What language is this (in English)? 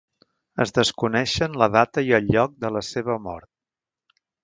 Catalan